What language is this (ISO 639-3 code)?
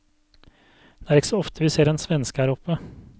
nor